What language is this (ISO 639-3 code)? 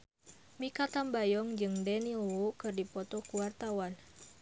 sun